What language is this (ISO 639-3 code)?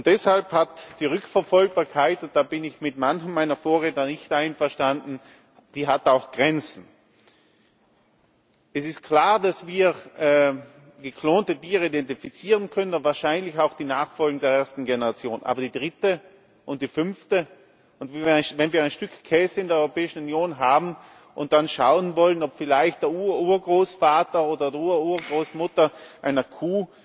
deu